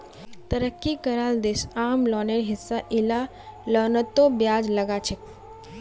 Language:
Magahi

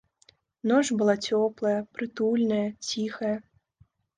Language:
Belarusian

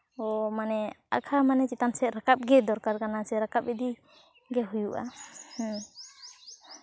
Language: Santali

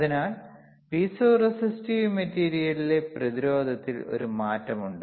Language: Malayalam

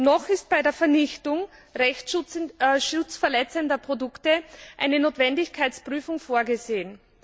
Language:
German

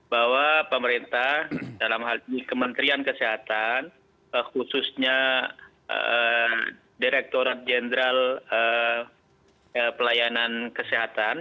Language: Indonesian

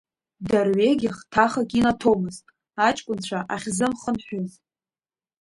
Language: Abkhazian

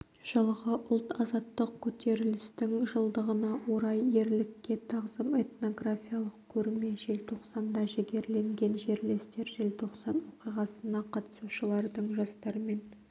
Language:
Kazakh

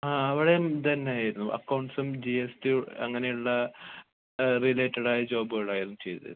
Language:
Malayalam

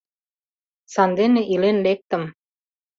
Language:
Mari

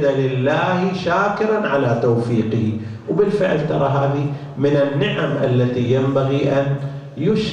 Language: Arabic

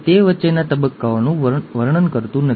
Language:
Gujarati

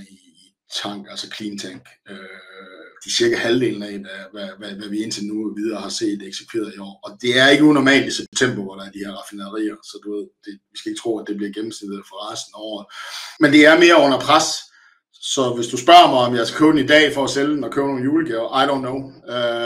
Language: Danish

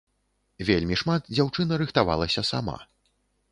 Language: Belarusian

